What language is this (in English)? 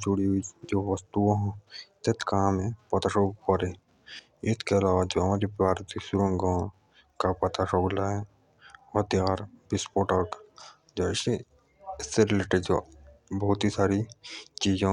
Jaunsari